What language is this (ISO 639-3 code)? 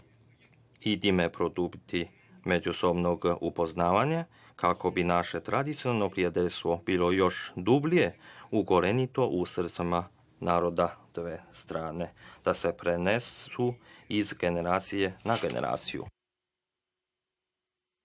srp